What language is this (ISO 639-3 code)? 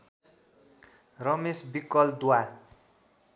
nep